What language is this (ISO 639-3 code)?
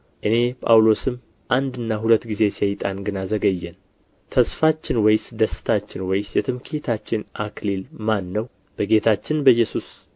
amh